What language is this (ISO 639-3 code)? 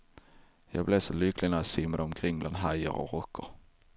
swe